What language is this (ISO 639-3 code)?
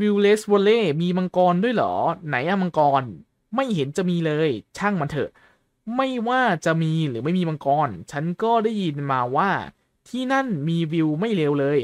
tha